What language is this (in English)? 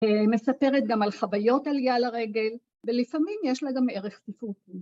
Hebrew